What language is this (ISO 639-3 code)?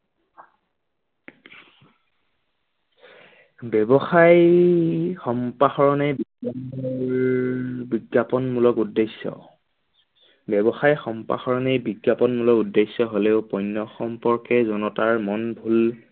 asm